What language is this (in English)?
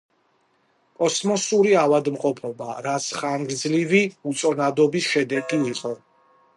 Georgian